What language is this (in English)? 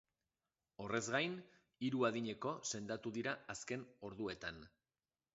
Basque